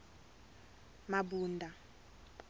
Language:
Tsonga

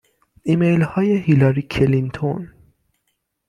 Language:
Persian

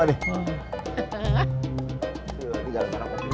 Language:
Indonesian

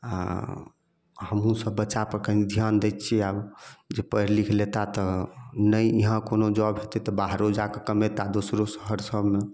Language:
Maithili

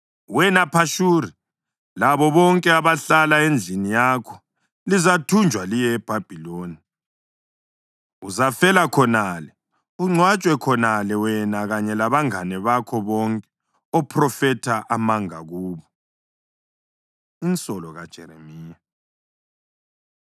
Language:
North Ndebele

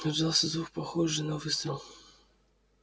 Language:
Russian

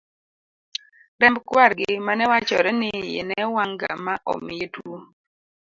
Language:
Luo (Kenya and Tanzania)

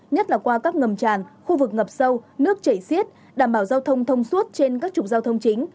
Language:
Vietnamese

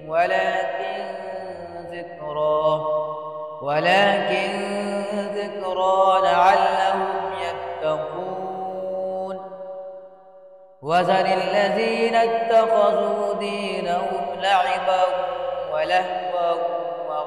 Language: Arabic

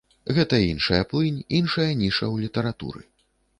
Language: Belarusian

